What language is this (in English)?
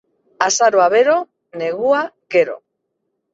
Basque